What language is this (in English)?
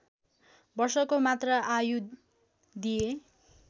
Nepali